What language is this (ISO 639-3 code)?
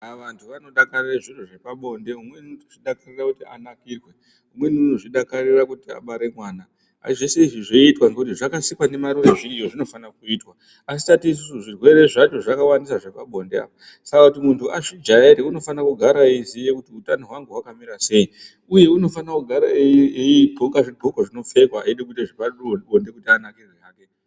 ndc